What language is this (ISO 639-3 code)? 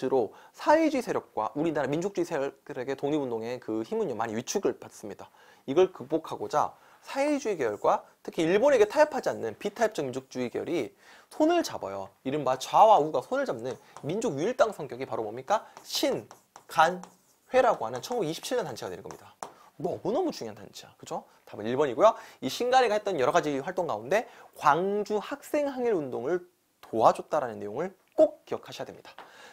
kor